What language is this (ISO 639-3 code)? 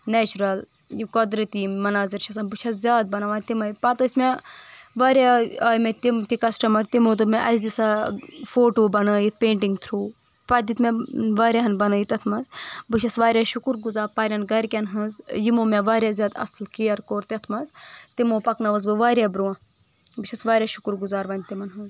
kas